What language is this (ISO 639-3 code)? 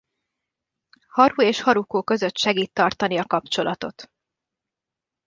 hun